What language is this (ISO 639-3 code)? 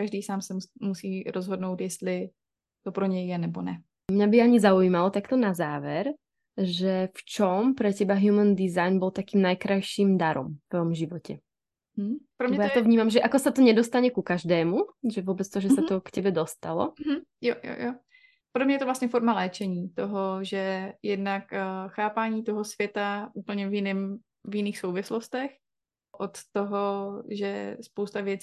ces